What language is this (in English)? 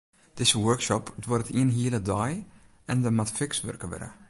Western Frisian